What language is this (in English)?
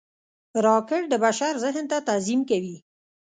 Pashto